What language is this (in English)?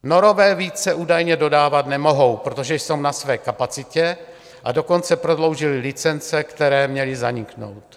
Czech